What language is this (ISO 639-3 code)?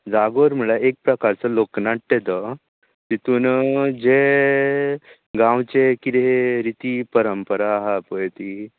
kok